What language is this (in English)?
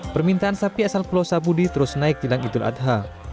Indonesian